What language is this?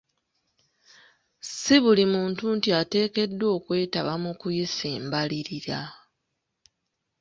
Ganda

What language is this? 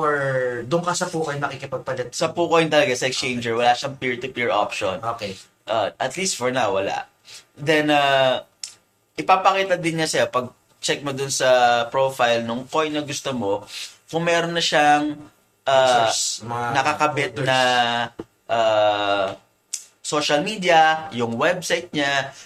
Filipino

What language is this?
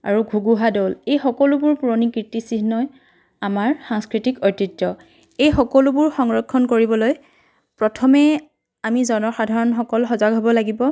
Assamese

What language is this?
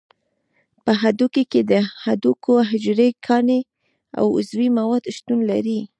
Pashto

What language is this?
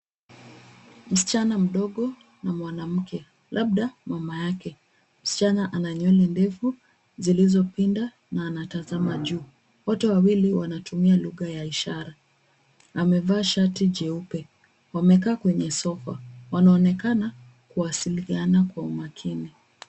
Swahili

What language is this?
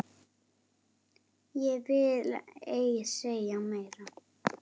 Icelandic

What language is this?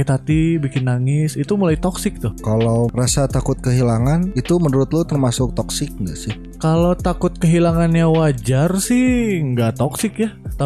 Indonesian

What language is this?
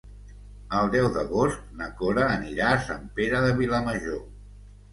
Catalan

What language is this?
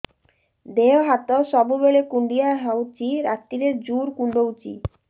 Odia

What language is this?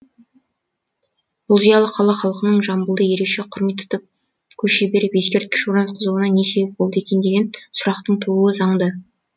Kazakh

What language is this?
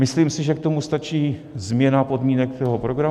Czech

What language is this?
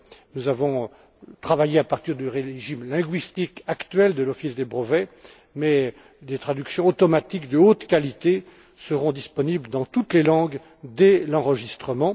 French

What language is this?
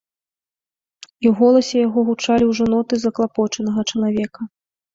Belarusian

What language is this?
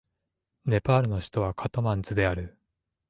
Japanese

